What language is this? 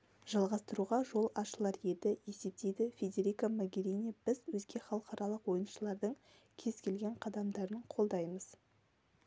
Kazakh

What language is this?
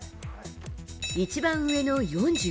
Japanese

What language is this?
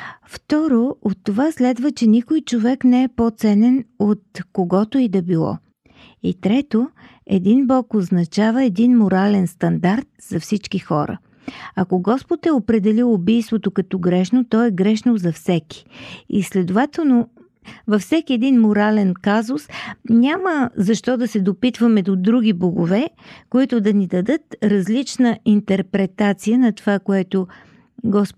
Bulgarian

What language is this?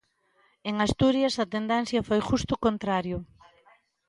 Galician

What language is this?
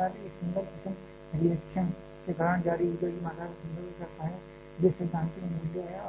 Hindi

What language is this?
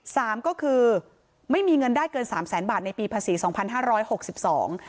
Thai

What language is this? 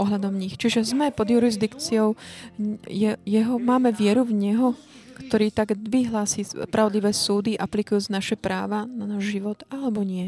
Slovak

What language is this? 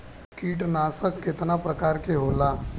Bhojpuri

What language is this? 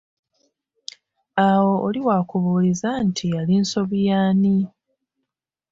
Ganda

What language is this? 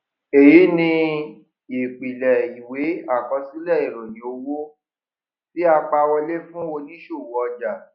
Yoruba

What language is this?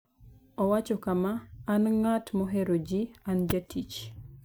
Luo (Kenya and Tanzania)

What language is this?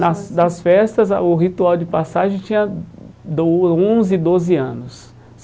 Portuguese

